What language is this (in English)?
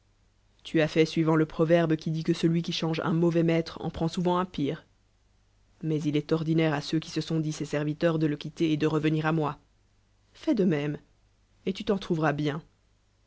French